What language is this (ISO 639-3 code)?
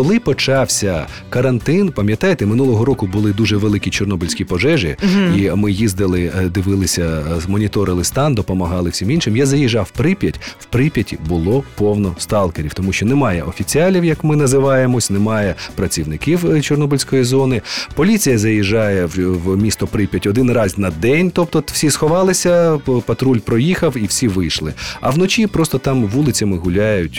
ukr